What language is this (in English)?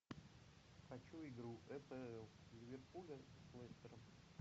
Russian